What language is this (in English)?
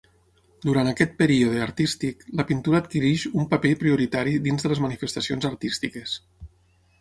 Catalan